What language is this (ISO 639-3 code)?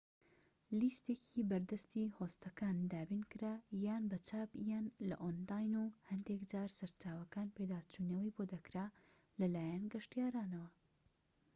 ckb